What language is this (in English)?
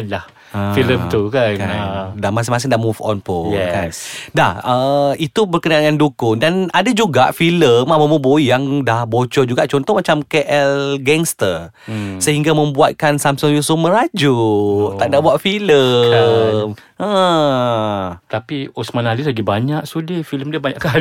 Malay